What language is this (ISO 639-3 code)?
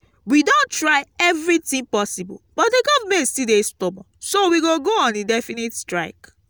pcm